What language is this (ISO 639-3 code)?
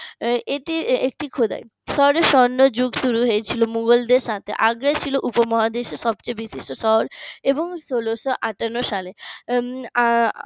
ben